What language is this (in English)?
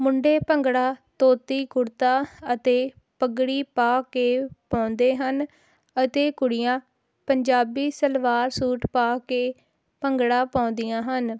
Punjabi